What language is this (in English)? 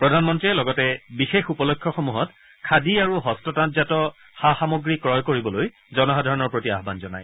Assamese